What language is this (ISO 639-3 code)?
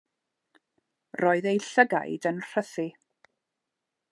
cym